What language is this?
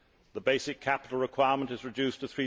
English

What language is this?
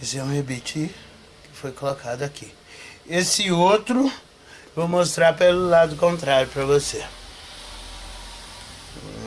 Portuguese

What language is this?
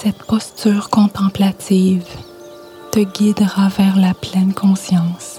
French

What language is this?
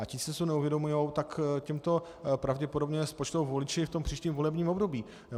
Czech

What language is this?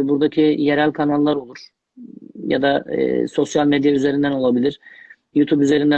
Turkish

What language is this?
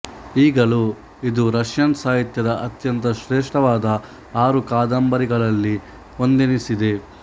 Kannada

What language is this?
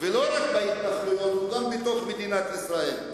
Hebrew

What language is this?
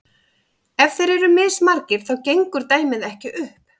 Icelandic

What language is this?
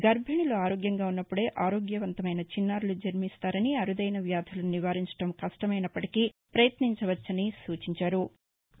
Telugu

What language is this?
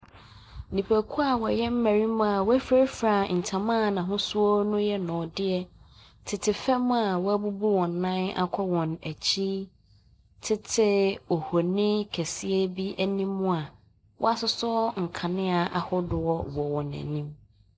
Akan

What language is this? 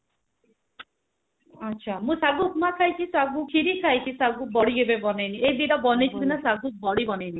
Odia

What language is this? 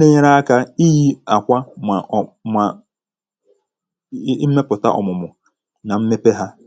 Igbo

